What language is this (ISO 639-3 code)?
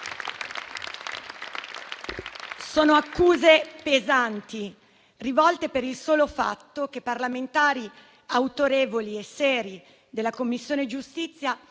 ita